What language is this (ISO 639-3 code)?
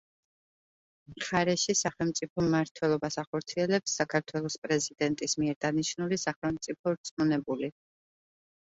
kat